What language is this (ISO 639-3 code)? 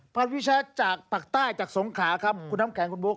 tha